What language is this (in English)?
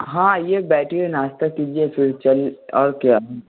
Hindi